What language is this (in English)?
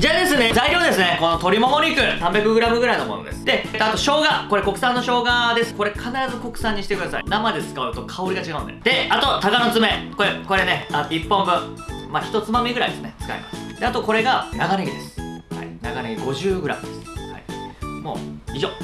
Japanese